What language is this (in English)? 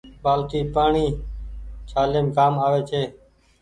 Goaria